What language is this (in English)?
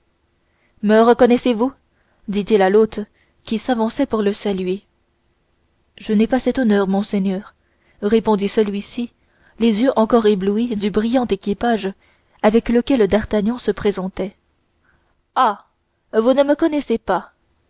French